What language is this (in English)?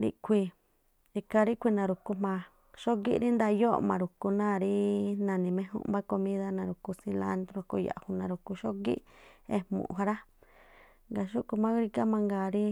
Tlacoapa Me'phaa